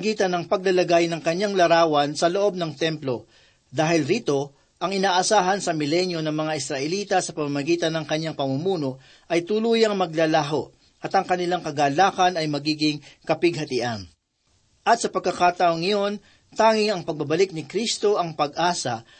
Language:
Filipino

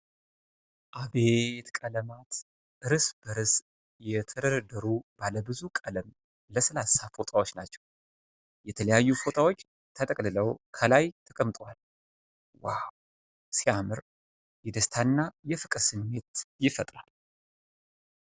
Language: Amharic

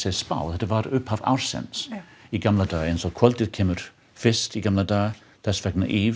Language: Icelandic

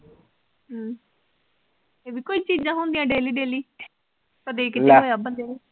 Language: Punjabi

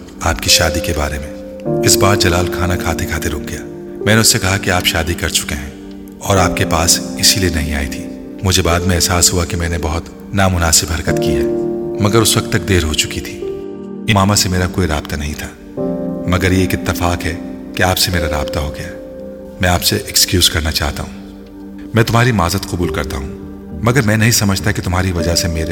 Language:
Urdu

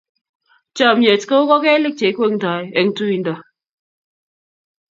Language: Kalenjin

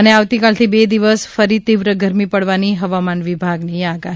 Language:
Gujarati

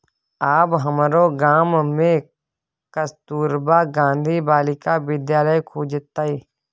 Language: Maithili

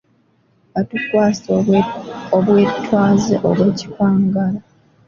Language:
Ganda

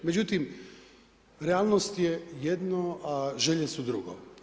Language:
Croatian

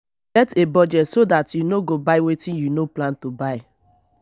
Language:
Nigerian Pidgin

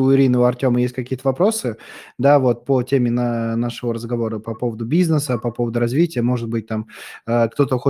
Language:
Russian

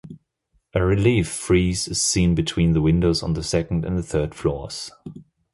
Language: English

